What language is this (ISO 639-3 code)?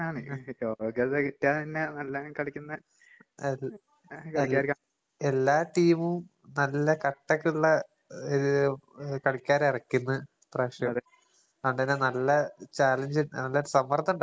mal